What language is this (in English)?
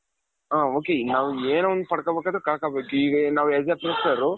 Kannada